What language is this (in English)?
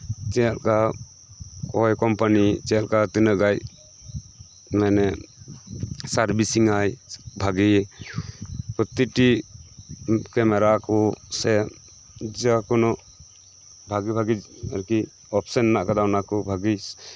Santali